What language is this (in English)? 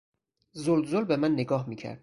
Persian